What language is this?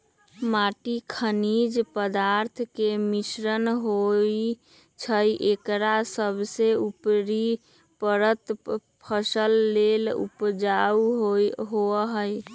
Magahi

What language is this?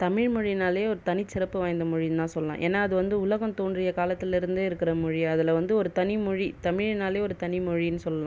Tamil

